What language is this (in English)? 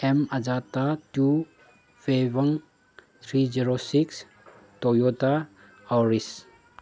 Manipuri